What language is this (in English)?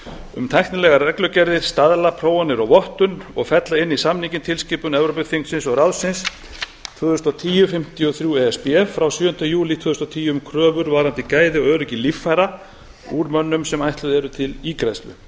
Icelandic